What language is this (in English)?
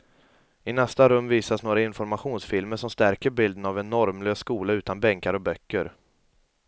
Swedish